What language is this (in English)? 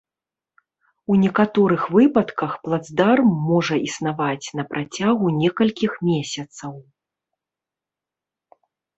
Belarusian